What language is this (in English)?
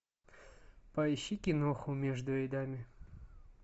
Russian